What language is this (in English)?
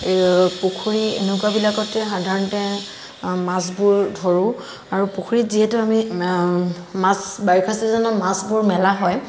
Assamese